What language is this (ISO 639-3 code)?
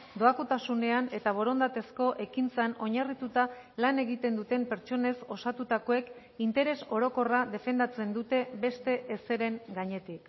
eus